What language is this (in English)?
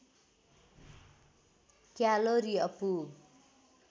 Nepali